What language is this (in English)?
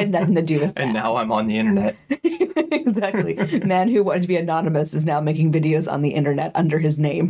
English